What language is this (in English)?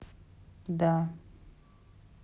Russian